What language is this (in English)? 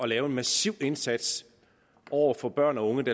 Danish